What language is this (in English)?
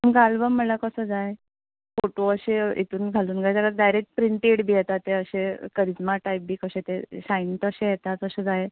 Konkani